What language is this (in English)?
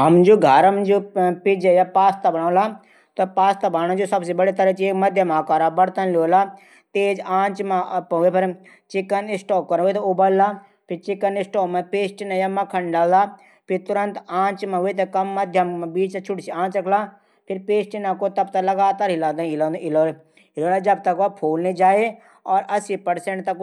Garhwali